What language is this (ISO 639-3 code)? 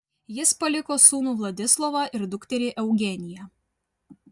lit